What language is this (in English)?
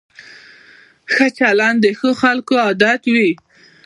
Pashto